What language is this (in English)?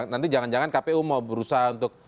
Indonesian